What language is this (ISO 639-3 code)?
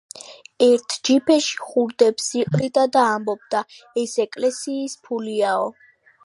kat